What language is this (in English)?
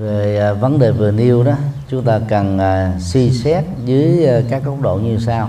Vietnamese